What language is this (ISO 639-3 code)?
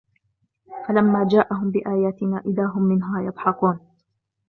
ara